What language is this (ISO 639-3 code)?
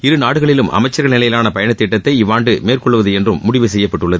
tam